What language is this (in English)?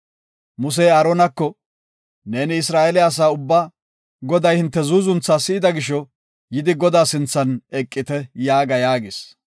Gofa